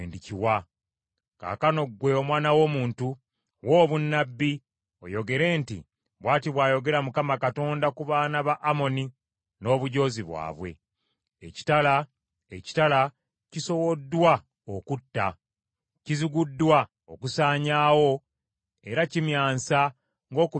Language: Ganda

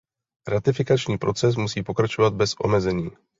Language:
Czech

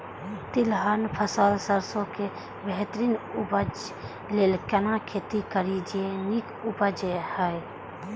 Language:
Maithili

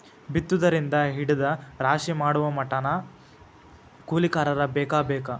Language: Kannada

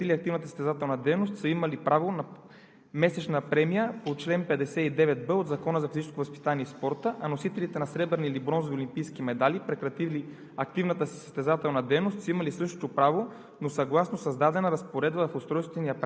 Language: Bulgarian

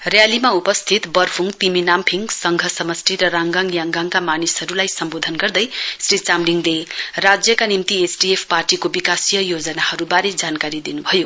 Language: Nepali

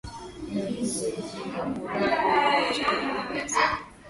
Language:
Swahili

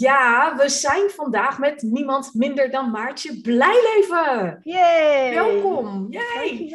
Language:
Dutch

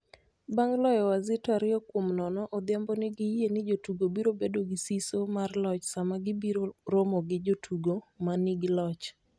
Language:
Luo (Kenya and Tanzania)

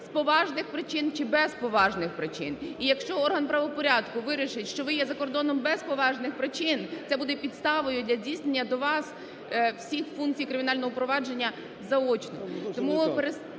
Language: Ukrainian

